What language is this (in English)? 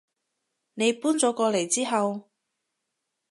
Cantonese